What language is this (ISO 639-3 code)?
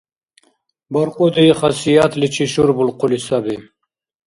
dar